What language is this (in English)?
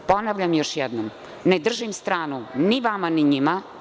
Serbian